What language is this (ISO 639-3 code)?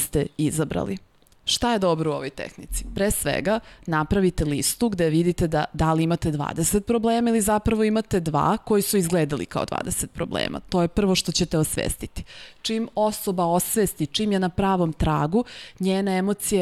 slk